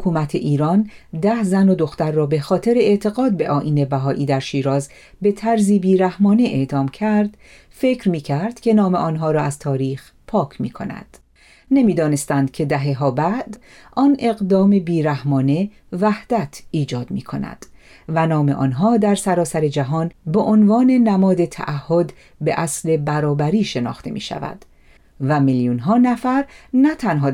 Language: Persian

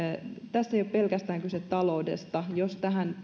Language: Finnish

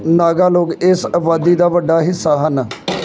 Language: Punjabi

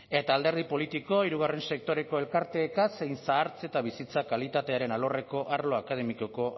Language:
Basque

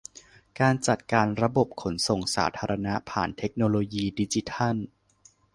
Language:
Thai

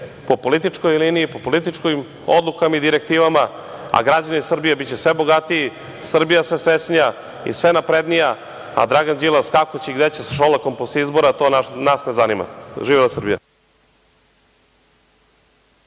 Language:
Serbian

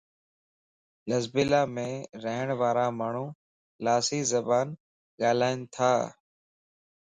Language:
Lasi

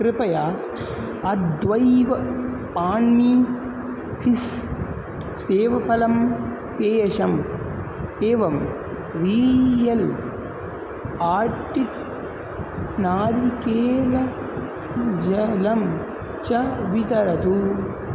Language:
Sanskrit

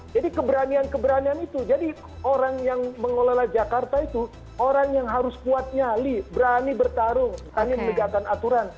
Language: Indonesian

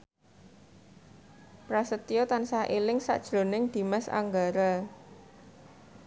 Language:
Javanese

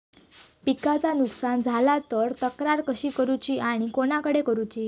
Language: Marathi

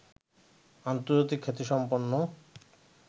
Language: Bangla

